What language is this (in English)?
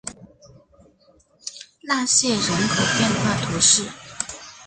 Chinese